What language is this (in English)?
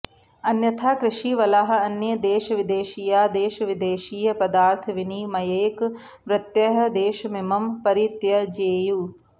Sanskrit